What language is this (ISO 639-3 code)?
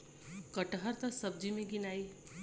bho